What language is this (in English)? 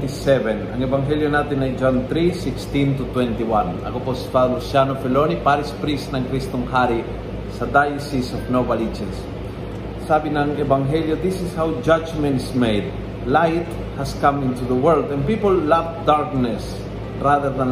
Filipino